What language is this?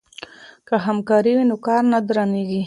Pashto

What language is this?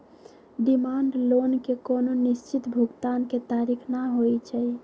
Magahi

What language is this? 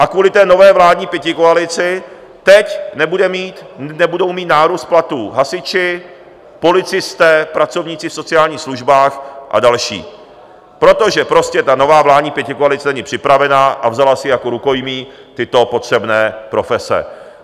Czech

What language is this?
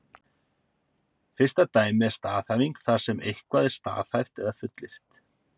Icelandic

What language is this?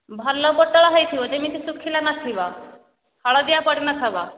Odia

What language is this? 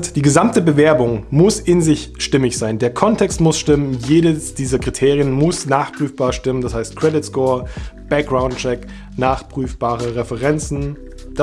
German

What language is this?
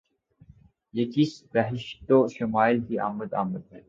Urdu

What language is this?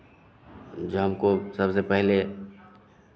Hindi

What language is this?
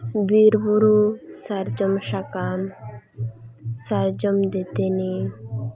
Santali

